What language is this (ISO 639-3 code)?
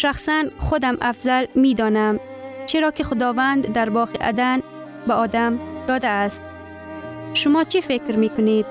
fas